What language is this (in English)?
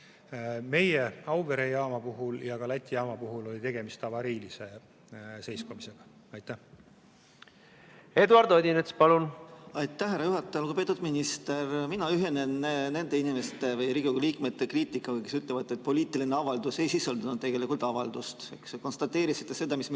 Estonian